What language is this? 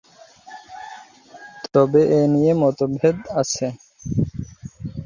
Bangla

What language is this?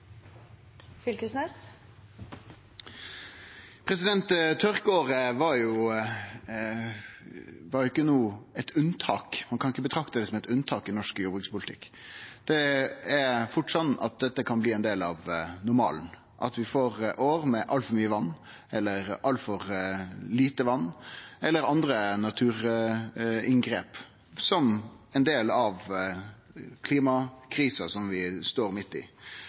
Norwegian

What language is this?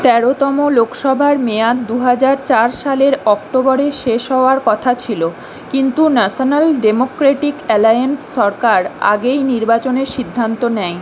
Bangla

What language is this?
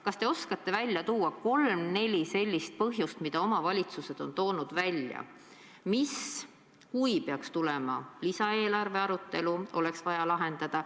Estonian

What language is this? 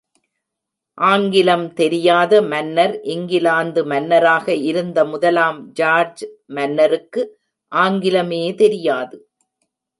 Tamil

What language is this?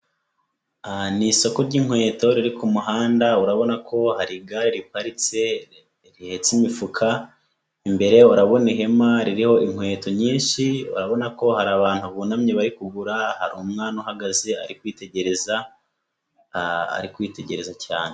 Kinyarwanda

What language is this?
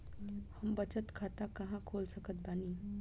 Bhojpuri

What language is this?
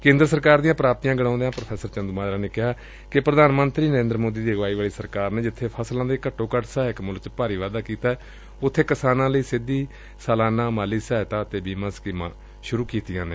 Punjabi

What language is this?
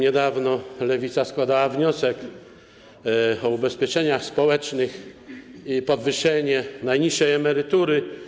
Polish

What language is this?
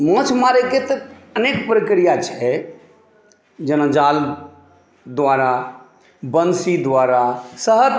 Maithili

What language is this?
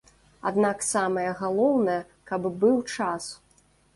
Belarusian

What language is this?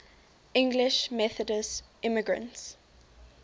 English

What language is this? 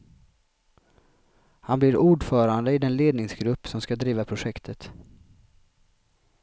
Swedish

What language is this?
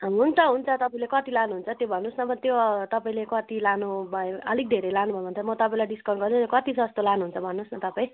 Nepali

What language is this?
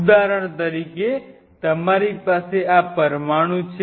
Gujarati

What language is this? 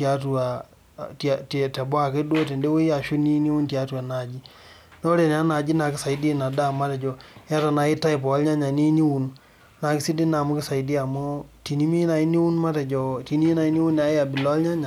Masai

